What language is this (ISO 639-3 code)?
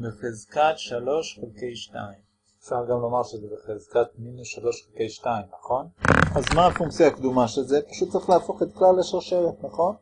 heb